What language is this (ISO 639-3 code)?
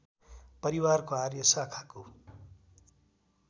nep